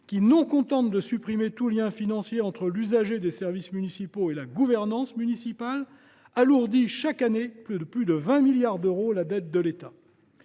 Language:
French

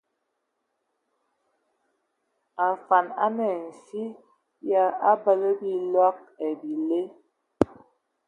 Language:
Ewondo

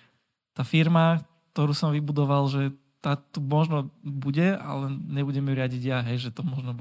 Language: Slovak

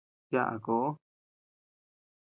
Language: Tepeuxila Cuicatec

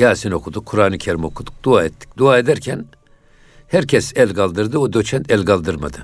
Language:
Turkish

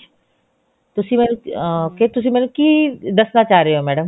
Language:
Punjabi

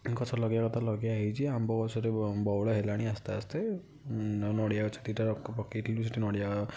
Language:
Odia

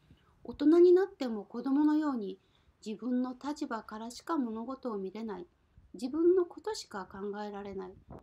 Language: Japanese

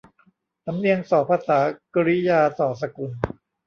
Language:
Thai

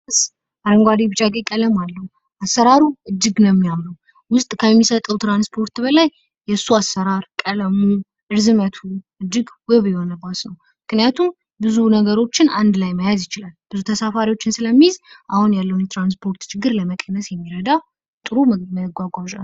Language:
Amharic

